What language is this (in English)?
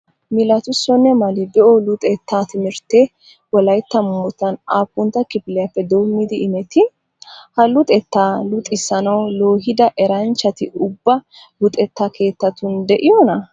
Wolaytta